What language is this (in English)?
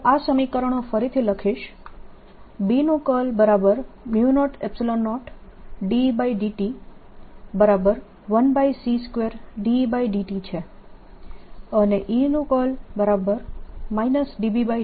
Gujarati